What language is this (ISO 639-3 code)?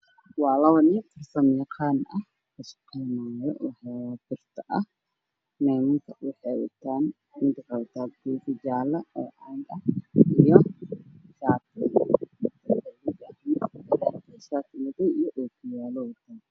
som